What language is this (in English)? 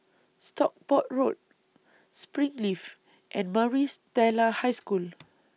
English